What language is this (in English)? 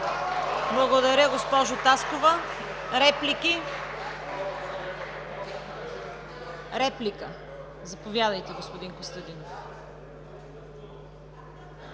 Bulgarian